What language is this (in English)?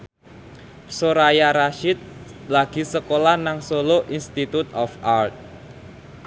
Javanese